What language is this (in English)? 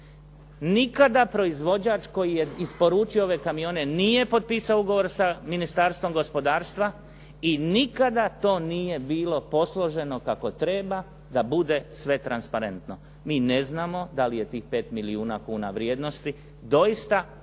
Croatian